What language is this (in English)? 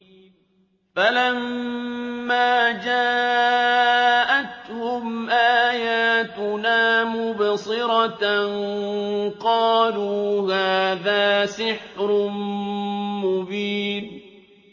Arabic